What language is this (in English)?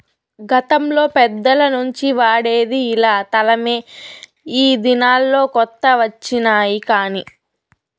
Telugu